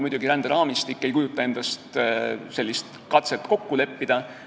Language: Estonian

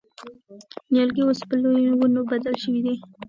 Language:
Pashto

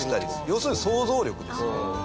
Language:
Japanese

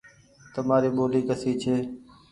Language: Goaria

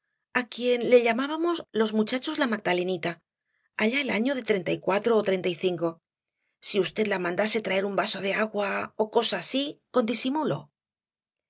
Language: Spanish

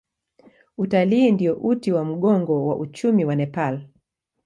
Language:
Swahili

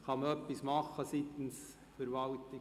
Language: Swiss German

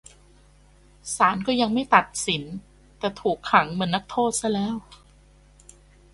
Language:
Thai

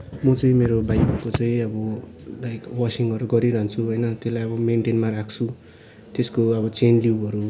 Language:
Nepali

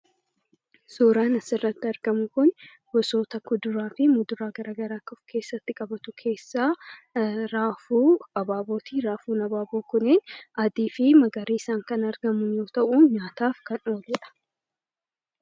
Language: Oromo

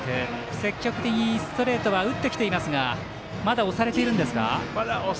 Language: Japanese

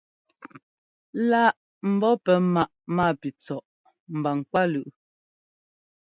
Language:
Ngomba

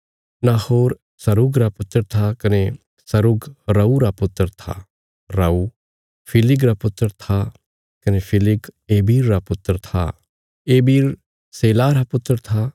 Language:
Bilaspuri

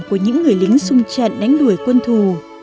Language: Vietnamese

